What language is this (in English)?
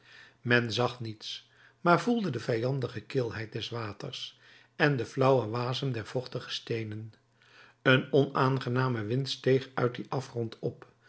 Dutch